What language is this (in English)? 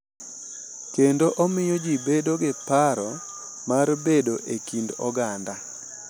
Luo (Kenya and Tanzania)